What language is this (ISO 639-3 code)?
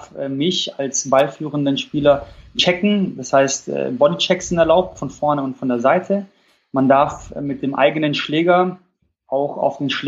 deu